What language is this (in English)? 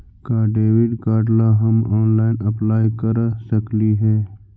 Magahi